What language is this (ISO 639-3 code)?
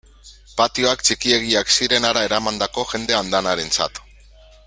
eus